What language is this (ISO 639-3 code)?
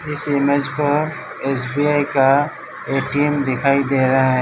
hin